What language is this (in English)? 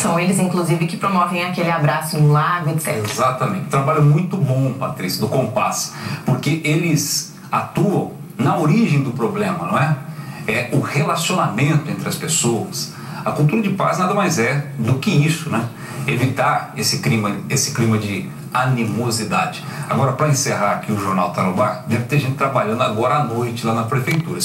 Portuguese